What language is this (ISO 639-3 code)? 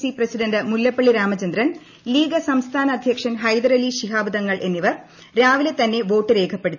mal